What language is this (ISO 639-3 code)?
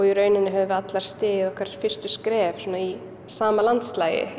isl